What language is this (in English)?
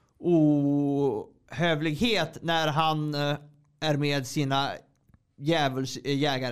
Swedish